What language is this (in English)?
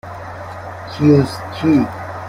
Persian